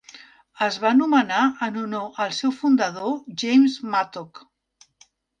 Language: Catalan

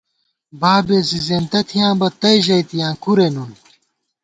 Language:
Gawar-Bati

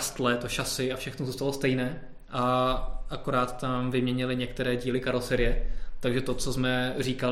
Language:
Czech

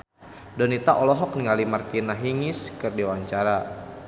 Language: Sundanese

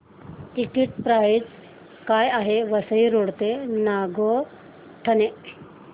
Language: Marathi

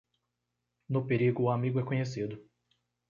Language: Portuguese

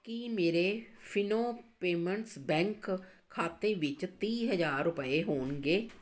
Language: Punjabi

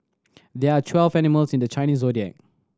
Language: English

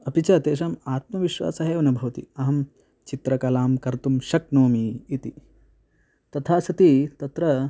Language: Sanskrit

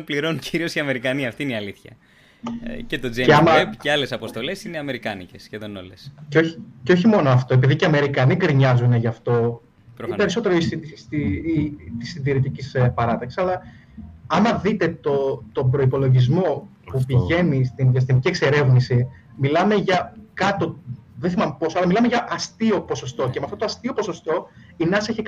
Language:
Greek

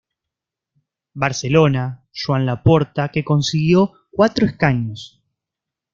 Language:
Spanish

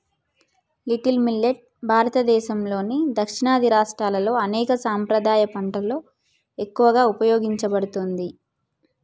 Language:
Telugu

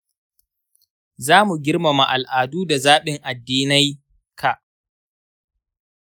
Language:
Hausa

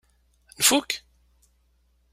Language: Kabyle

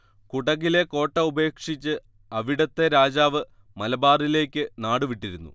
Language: Malayalam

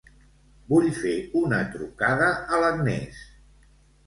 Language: Catalan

